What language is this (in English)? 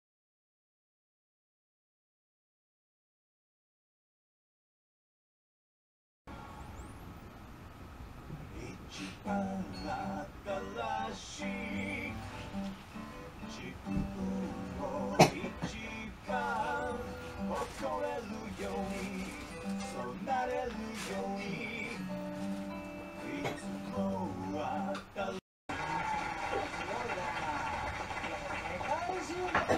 Japanese